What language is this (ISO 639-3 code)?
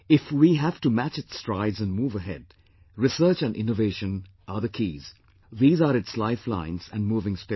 eng